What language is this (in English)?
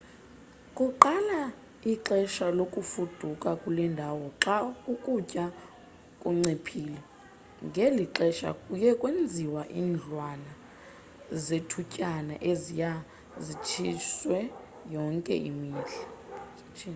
Xhosa